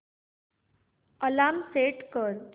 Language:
Marathi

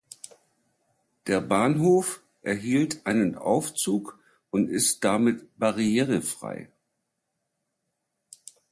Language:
German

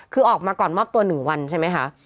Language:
Thai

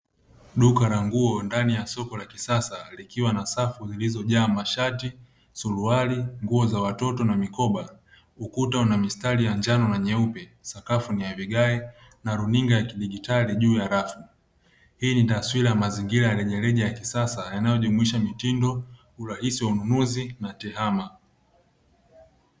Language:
Swahili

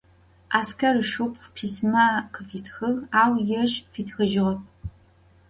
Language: Adyghe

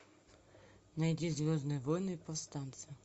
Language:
Russian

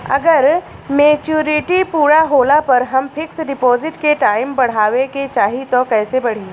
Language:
Bhojpuri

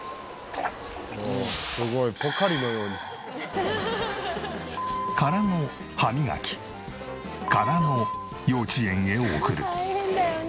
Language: Japanese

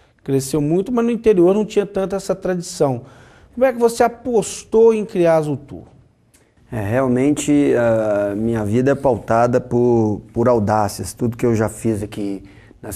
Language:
Portuguese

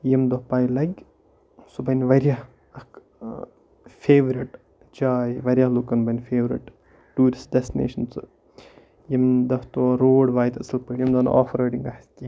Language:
Kashmiri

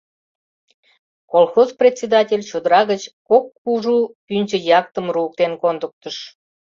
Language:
Mari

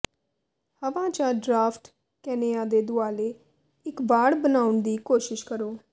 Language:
Punjabi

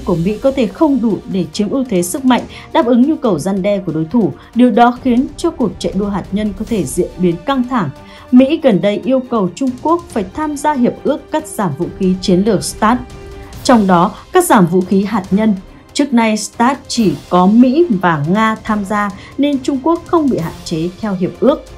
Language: Vietnamese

